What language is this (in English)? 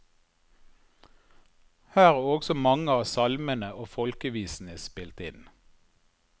Norwegian